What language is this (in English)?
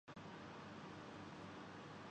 Urdu